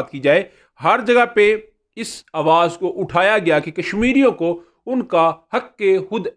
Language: Hindi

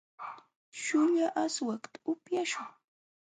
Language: Jauja Wanca Quechua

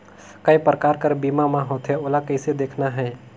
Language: Chhattisgarhi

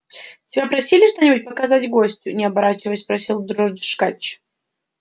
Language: Russian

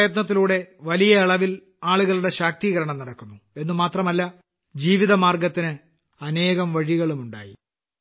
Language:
Malayalam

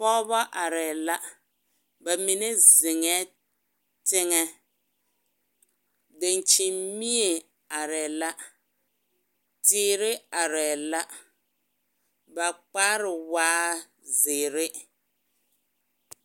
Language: Southern Dagaare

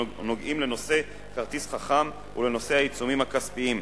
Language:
Hebrew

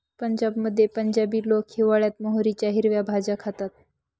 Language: Marathi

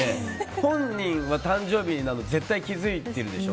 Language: Japanese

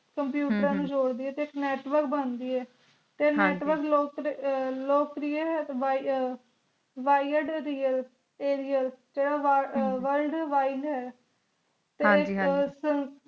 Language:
Punjabi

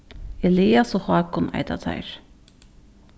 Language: Faroese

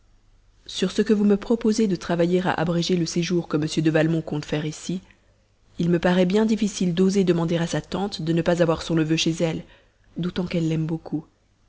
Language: French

